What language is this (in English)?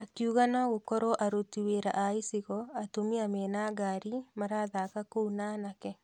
Kikuyu